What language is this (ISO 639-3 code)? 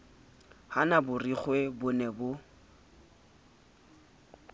sot